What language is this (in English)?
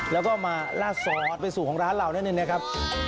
Thai